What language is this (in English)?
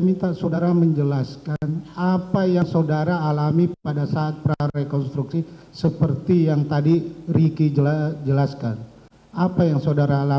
Indonesian